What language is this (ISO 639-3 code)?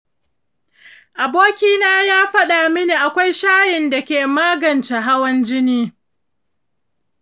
hau